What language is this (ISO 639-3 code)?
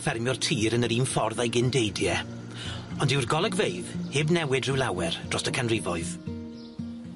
cym